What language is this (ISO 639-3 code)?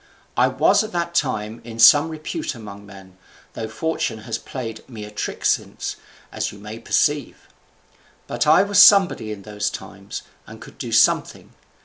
eng